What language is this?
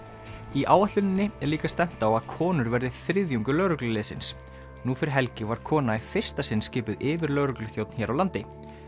Icelandic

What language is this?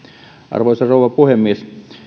Finnish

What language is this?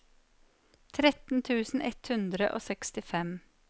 Norwegian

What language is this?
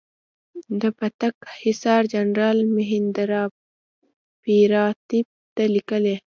Pashto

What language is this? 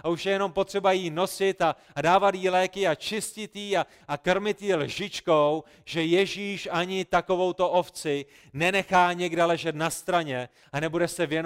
Czech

